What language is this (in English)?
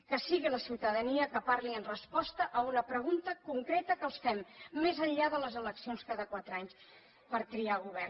Catalan